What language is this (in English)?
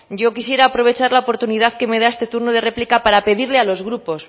Spanish